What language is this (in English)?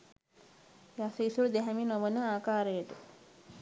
Sinhala